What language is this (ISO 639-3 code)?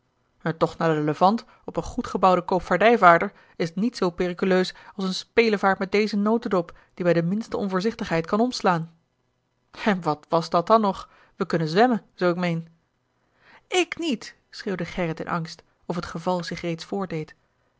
nld